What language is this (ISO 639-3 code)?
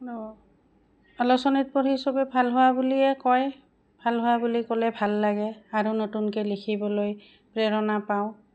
asm